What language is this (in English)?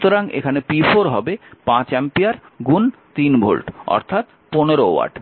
Bangla